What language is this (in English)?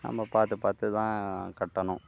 Tamil